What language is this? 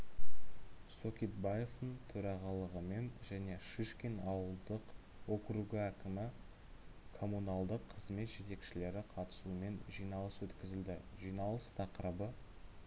Kazakh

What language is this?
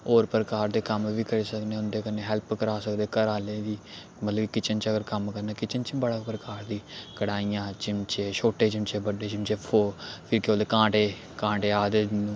Dogri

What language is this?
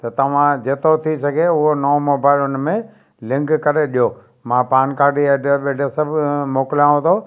Sindhi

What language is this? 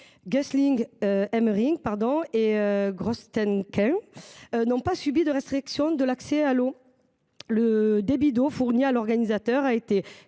French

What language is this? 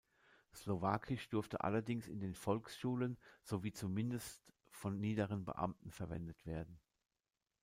German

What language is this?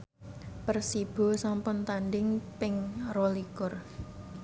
Javanese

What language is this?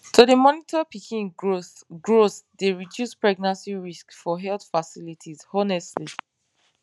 Nigerian Pidgin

